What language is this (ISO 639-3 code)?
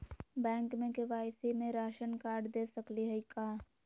mag